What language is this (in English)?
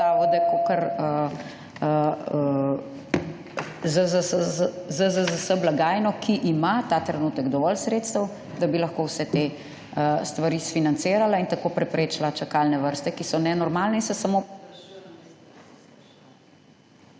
Slovenian